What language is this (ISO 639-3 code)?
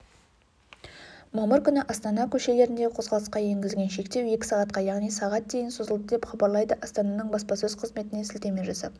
kaz